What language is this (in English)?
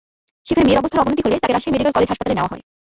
Bangla